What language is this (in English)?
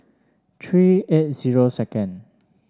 English